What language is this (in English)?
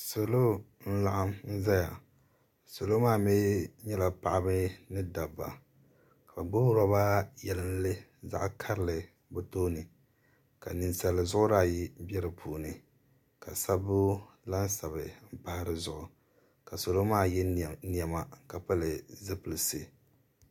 Dagbani